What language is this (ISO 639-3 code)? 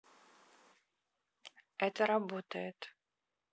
rus